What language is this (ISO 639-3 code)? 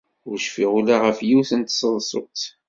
kab